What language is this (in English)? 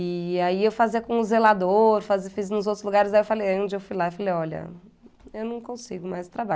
Portuguese